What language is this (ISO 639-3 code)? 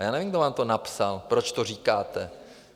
ces